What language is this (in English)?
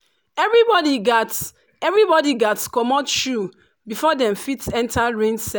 Nigerian Pidgin